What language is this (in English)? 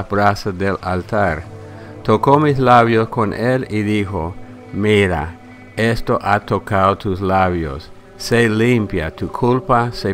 Spanish